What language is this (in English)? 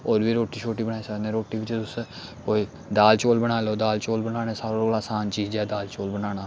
Dogri